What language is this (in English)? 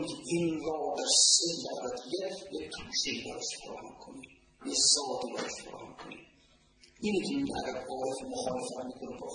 Persian